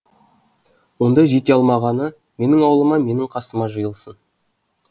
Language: Kazakh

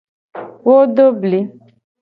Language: Gen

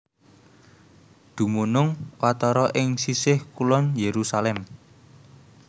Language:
Javanese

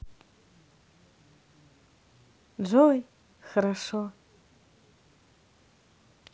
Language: Russian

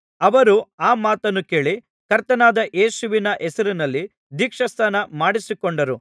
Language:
Kannada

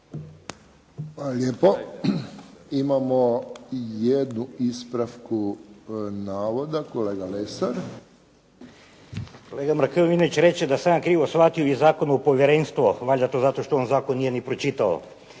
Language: Croatian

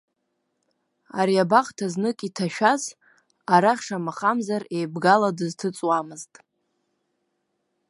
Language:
Abkhazian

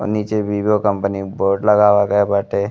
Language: Bhojpuri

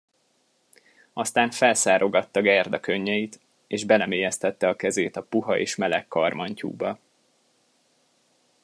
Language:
Hungarian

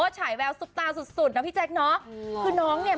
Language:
Thai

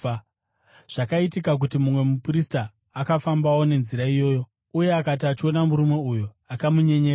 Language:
Shona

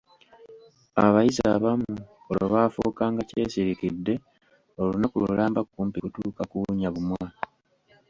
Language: Ganda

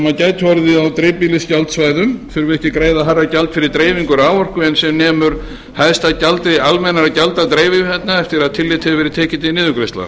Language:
Icelandic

